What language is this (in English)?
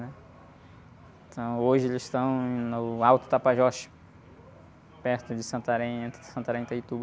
Portuguese